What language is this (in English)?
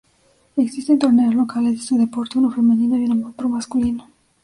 Spanish